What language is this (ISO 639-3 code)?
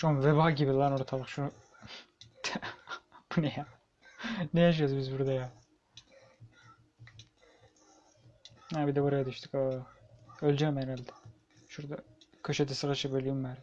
tur